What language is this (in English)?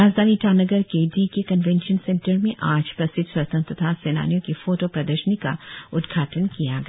Hindi